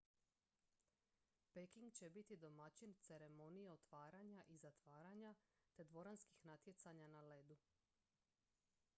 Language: Croatian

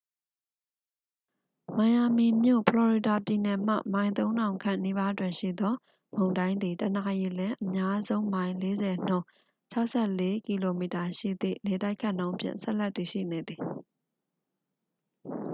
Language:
Burmese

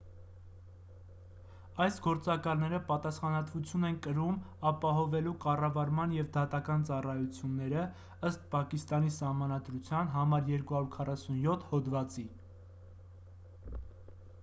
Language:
Armenian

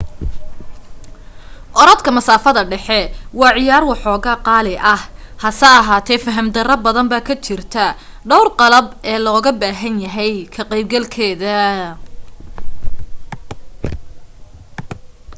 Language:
Somali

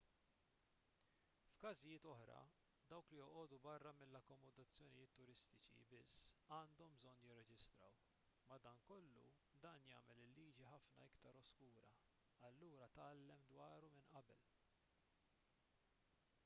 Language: Maltese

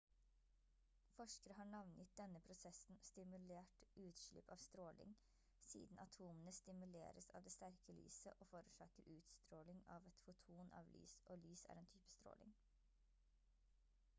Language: Norwegian Bokmål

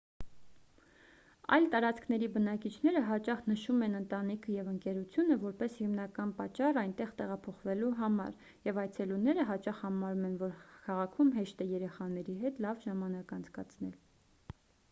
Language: Armenian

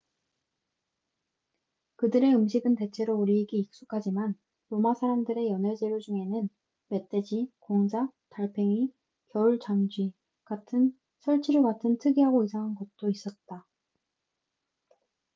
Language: Korean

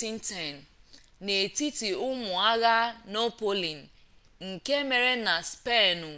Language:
Igbo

